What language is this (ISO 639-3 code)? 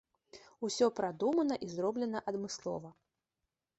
bel